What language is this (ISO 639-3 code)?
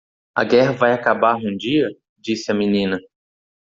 por